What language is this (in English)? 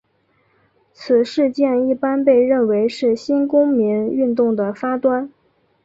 Chinese